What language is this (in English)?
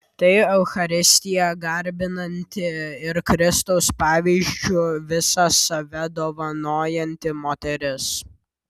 Lithuanian